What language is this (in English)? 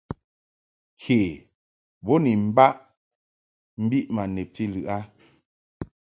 Mungaka